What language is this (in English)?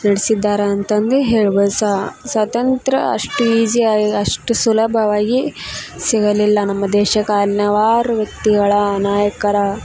Kannada